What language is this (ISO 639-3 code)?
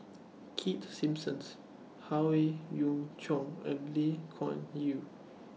eng